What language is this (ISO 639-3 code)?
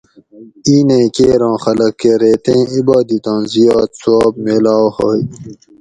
gwc